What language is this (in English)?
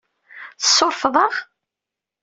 Kabyle